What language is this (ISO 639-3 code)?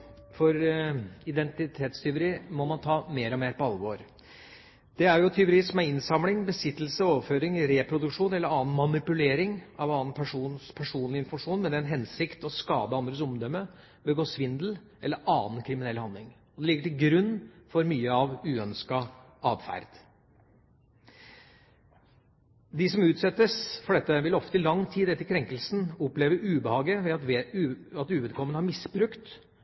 nob